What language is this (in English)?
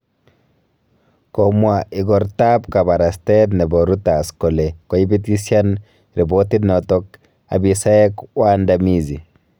Kalenjin